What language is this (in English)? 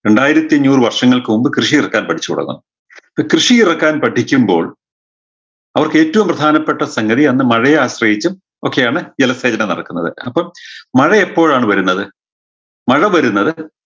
Malayalam